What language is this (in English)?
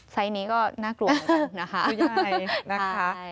Thai